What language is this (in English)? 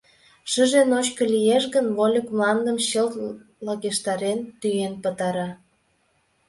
Mari